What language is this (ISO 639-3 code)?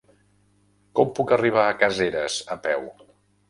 cat